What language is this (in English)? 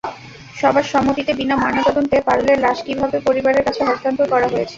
Bangla